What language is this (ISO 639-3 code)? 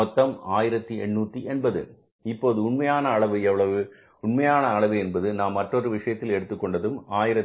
tam